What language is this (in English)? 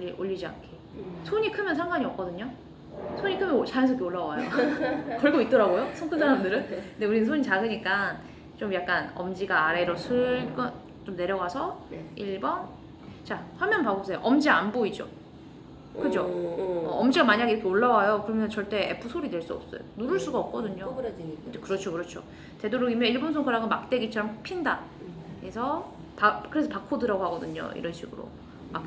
Korean